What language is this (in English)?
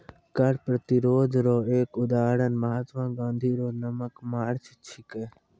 Maithili